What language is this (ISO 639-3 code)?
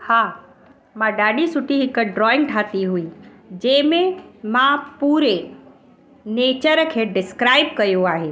snd